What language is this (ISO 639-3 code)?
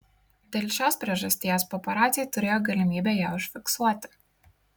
lit